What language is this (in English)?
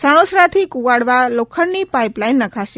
Gujarati